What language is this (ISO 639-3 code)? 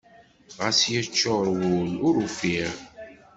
kab